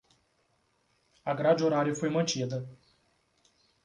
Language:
Portuguese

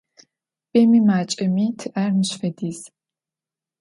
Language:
Adyghe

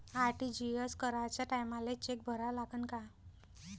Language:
Marathi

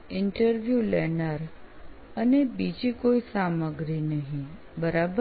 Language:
Gujarati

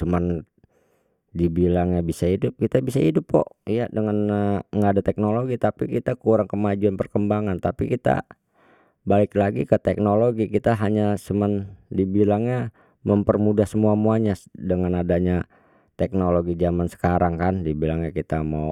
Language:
Betawi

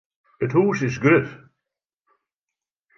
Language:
Western Frisian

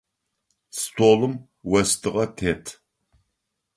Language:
Adyghe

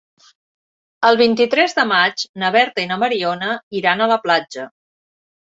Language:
Catalan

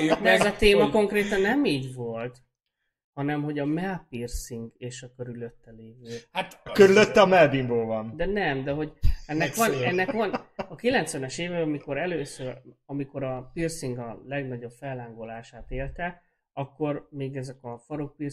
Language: Hungarian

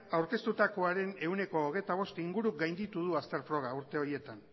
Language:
Basque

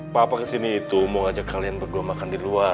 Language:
Indonesian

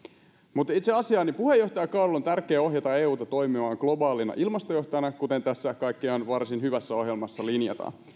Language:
Finnish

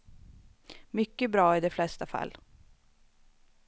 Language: Swedish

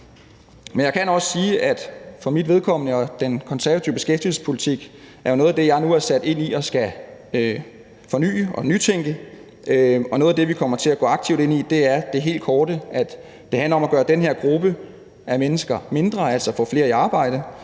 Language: Danish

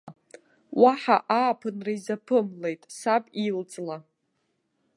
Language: Abkhazian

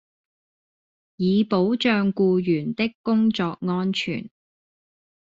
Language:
Cantonese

